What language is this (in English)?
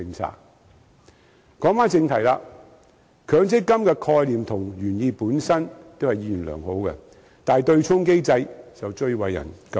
Cantonese